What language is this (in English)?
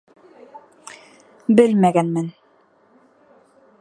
Bashkir